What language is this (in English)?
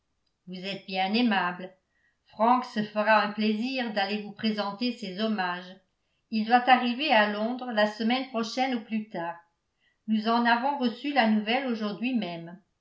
French